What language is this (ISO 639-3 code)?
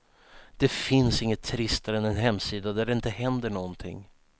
swe